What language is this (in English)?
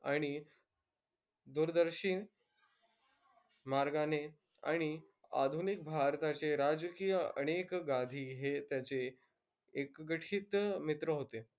Marathi